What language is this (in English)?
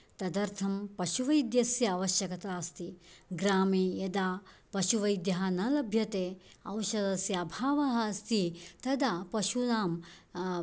Sanskrit